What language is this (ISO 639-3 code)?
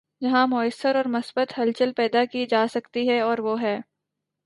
urd